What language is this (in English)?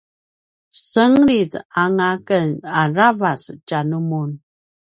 Paiwan